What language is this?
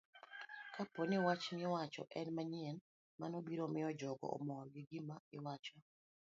Luo (Kenya and Tanzania)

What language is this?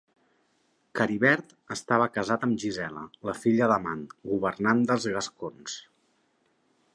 Catalan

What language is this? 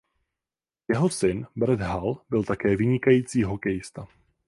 Czech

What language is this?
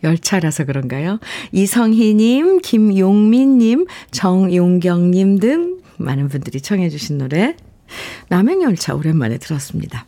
Korean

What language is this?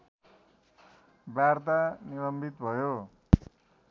Nepali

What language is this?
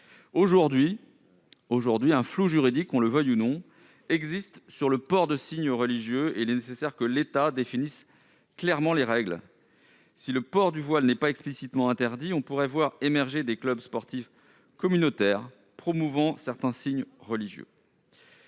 French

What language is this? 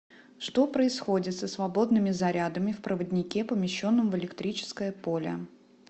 Russian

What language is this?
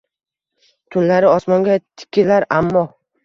Uzbek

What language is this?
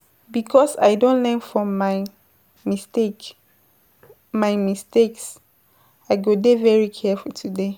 Nigerian Pidgin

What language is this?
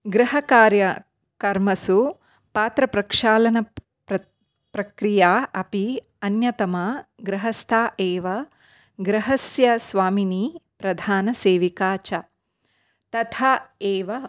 Sanskrit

